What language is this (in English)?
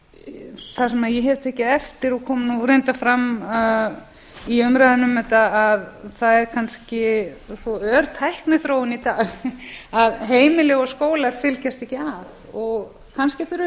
Icelandic